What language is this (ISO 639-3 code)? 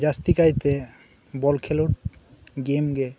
sat